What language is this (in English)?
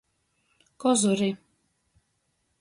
Latgalian